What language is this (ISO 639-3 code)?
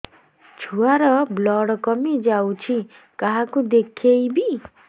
ori